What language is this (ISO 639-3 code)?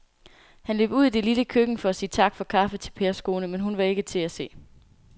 dan